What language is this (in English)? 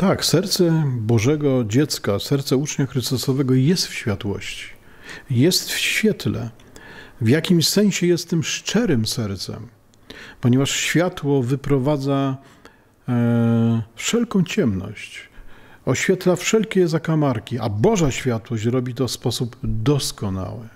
Polish